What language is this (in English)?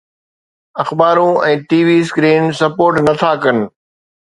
Sindhi